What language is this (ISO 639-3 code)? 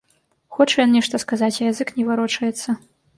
bel